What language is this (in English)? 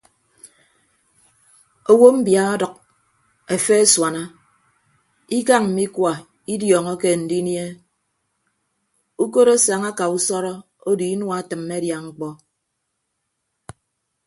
Ibibio